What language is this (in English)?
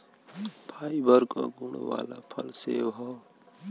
Bhojpuri